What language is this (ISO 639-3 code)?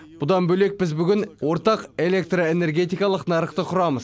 kaz